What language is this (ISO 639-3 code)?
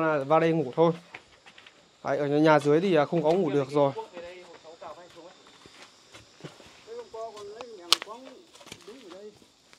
vie